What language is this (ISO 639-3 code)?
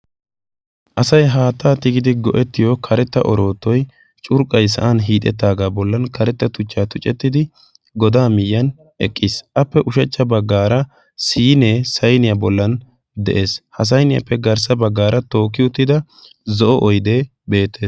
wal